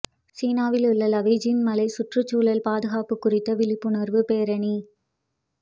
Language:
Tamil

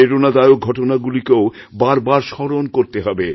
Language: Bangla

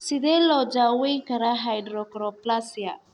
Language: Somali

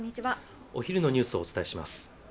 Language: Japanese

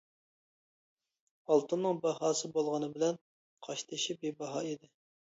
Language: Uyghur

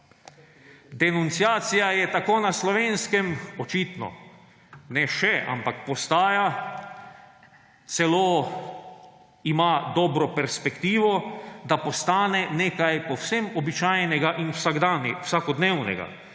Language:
Slovenian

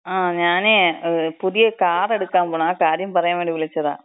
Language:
Malayalam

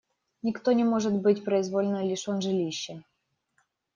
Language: Russian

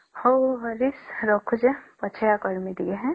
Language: Odia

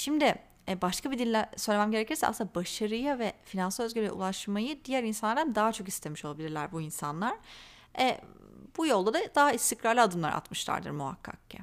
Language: Turkish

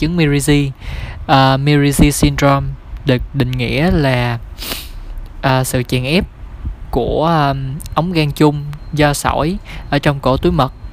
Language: Vietnamese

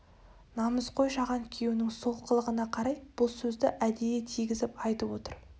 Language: Kazakh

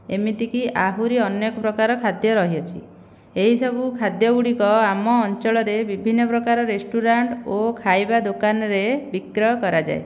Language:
Odia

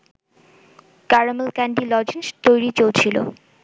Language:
Bangla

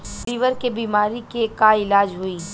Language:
Bhojpuri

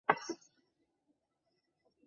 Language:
Chinese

